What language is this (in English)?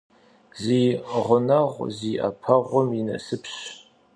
Kabardian